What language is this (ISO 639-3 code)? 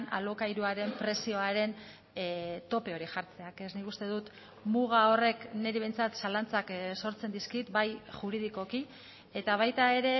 eus